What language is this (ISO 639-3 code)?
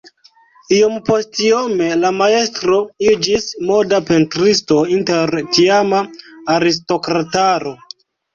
epo